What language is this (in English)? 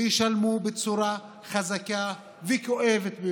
Hebrew